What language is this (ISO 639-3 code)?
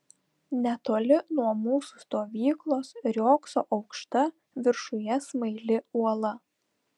lit